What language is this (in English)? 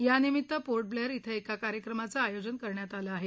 Marathi